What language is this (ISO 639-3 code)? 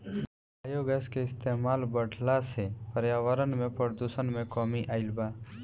bho